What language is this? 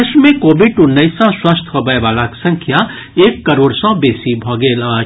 Maithili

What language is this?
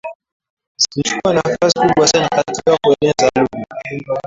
Swahili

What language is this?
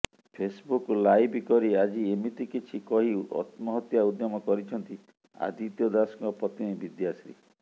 Odia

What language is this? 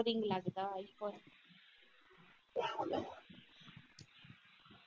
Punjabi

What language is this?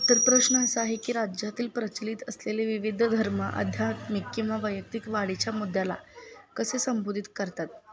Marathi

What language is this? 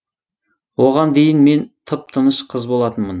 Kazakh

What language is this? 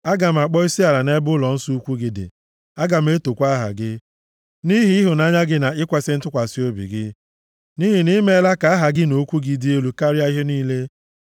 Igbo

